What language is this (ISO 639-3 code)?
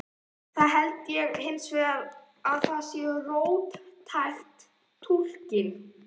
isl